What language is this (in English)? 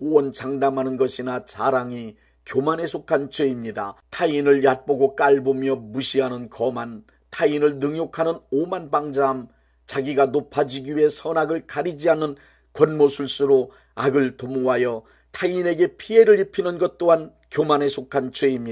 Korean